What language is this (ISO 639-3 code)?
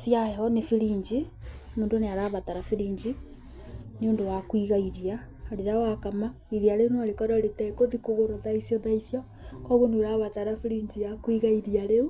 kik